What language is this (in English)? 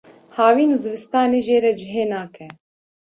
Kurdish